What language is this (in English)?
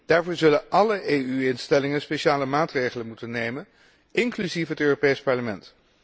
Dutch